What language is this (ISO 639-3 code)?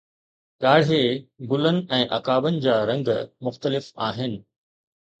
snd